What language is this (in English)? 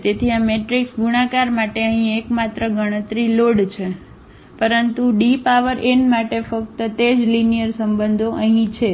Gujarati